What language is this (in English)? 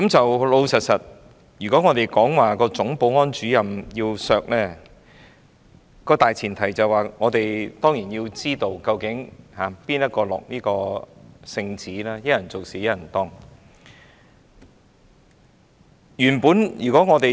Cantonese